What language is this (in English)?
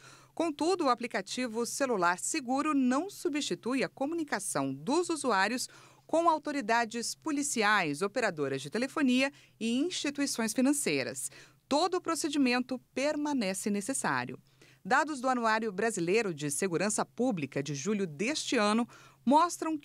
Portuguese